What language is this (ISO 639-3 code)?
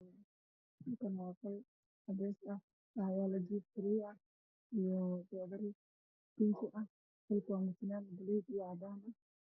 som